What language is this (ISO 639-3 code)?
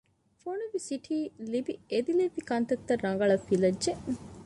div